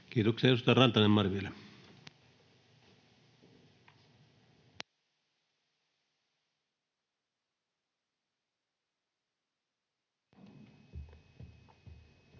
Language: Finnish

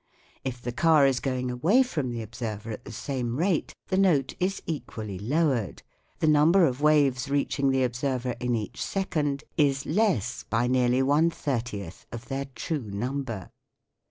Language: English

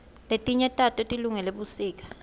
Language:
Swati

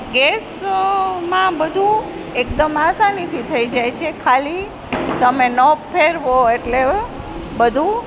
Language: Gujarati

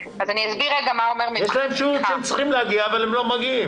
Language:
Hebrew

